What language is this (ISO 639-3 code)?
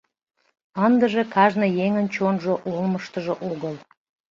chm